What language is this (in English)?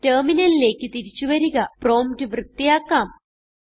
Malayalam